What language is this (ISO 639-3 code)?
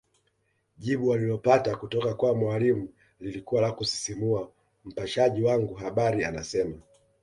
swa